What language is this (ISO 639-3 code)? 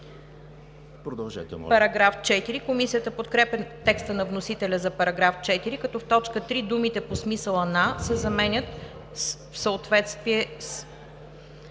bul